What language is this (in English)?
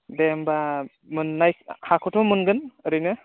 Bodo